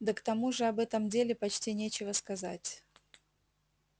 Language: Russian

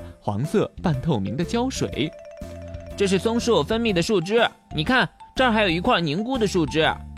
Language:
Chinese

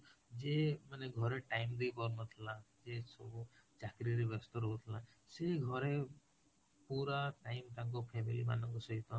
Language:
Odia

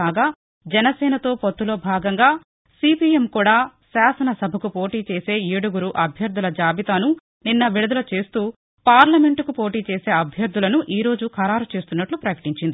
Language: Telugu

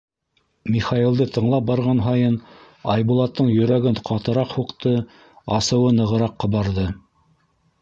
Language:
Bashkir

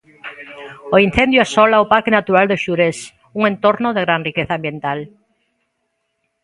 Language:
Galician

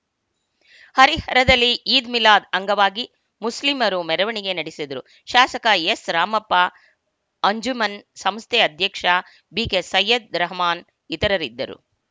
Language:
Kannada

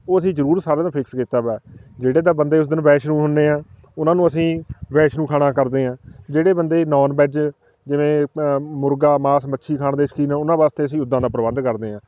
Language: Punjabi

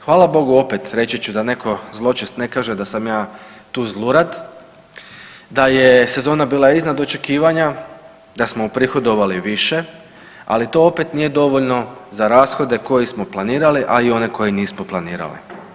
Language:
Croatian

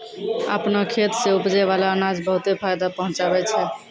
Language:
Maithili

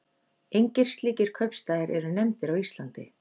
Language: Icelandic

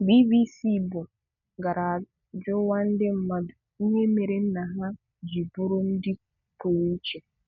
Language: Igbo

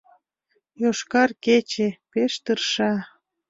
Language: Mari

